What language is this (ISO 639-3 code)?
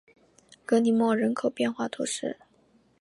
zho